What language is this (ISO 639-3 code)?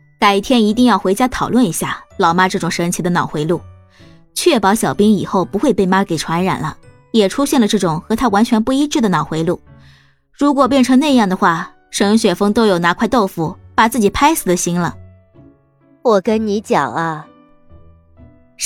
zho